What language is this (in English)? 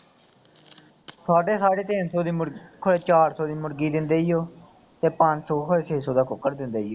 Punjabi